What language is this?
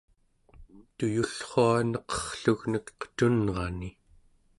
Central Yupik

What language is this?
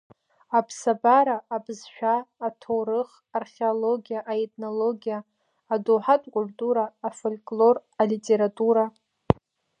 Abkhazian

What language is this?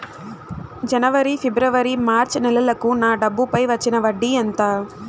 Telugu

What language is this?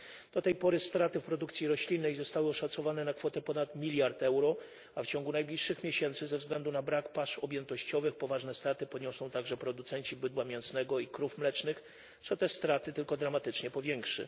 Polish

